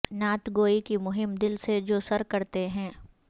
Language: Urdu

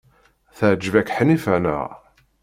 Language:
Kabyle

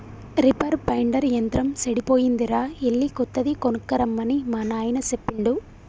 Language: Telugu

